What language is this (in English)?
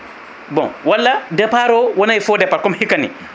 Fula